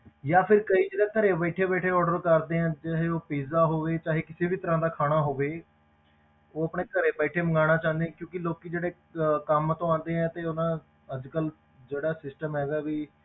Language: Punjabi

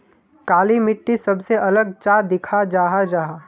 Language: Magahi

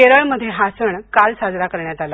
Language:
Marathi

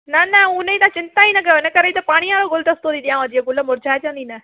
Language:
Sindhi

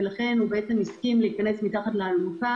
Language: Hebrew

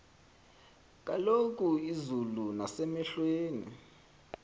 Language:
Xhosa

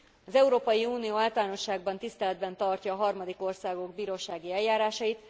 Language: Hungarian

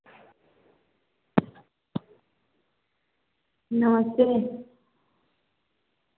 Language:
Hindi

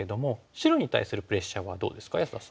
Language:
Japanese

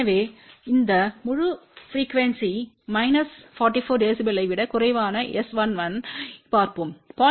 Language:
Tamil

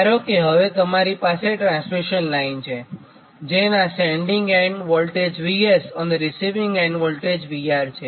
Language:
Gujarati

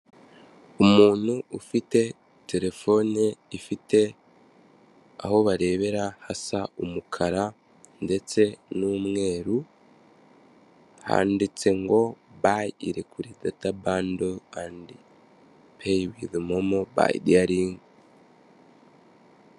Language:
Kinyarwanda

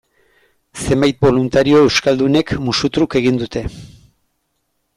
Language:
Basque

